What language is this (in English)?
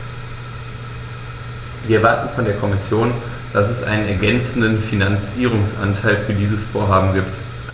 German